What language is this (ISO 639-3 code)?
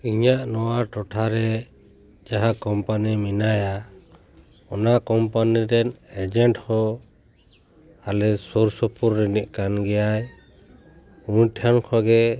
sat